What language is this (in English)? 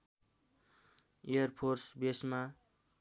Nepali